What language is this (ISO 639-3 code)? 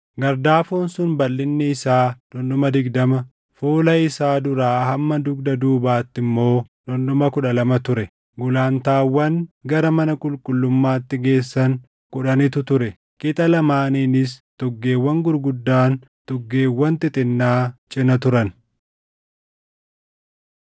orm